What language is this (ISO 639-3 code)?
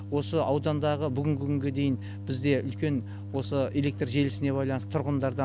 kaz